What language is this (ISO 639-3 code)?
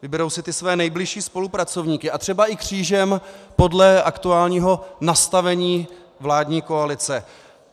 ces